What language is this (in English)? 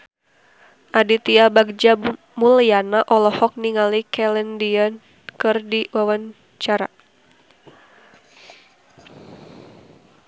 Sundanese